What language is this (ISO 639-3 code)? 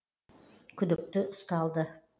kaz